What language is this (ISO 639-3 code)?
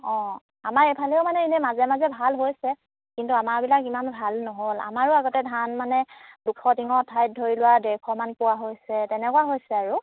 asm